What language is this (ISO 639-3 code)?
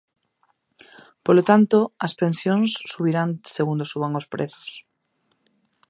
glg